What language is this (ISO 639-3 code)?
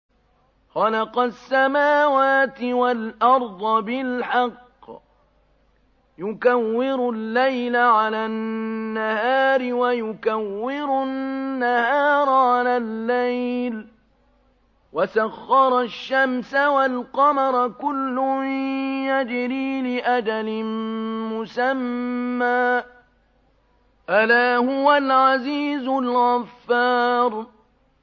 ara